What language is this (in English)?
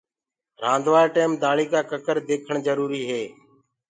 Gurgula